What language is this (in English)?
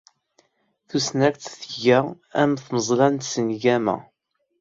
Kabyle